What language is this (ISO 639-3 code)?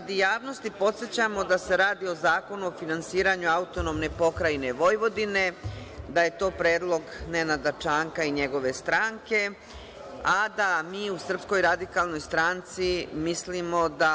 srp